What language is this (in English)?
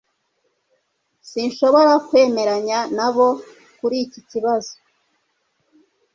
Kinyarwanda